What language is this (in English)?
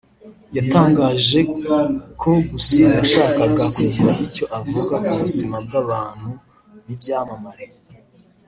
Kinyarwanda